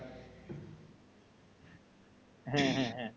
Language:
Bangla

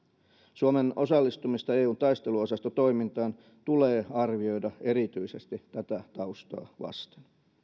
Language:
Finnish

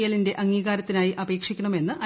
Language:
Malayalam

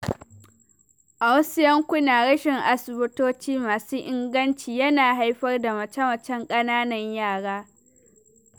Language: Hausa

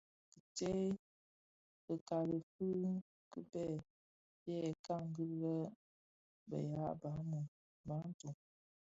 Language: Bafia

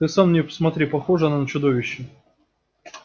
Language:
Russian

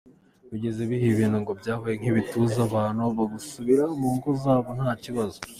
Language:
Kinyarwanda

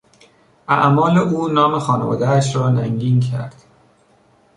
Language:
Persian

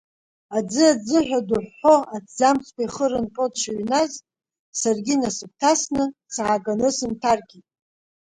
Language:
Abkhazian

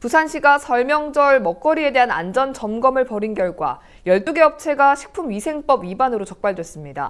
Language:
Korean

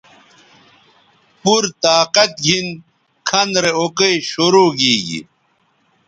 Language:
Bateri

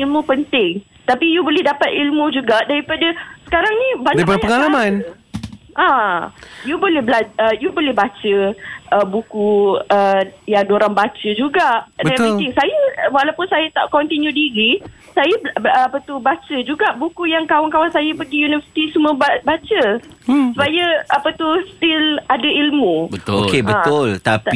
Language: Malay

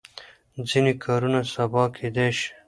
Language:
Pashto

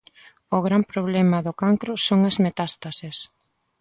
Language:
Galician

